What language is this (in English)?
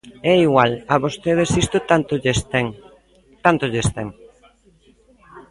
Galician